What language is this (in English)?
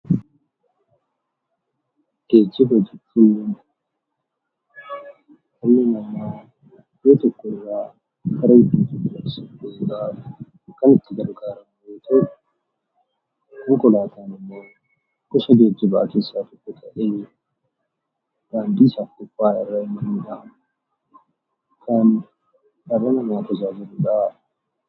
Oromo